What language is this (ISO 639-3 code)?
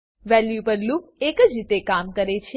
guj